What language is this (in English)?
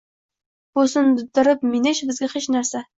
Uzbek